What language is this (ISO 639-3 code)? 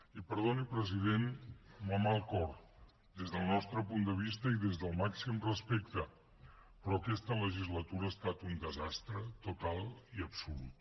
cat